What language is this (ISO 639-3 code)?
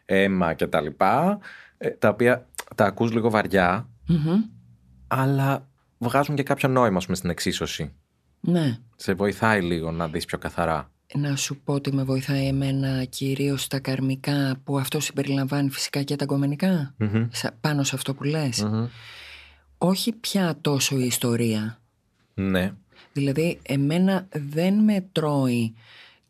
ell